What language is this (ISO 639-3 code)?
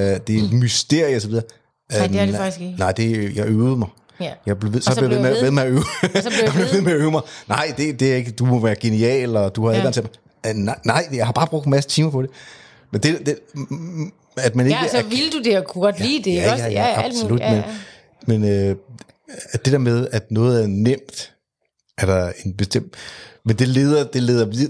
dan